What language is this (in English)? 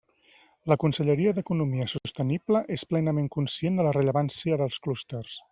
Catalan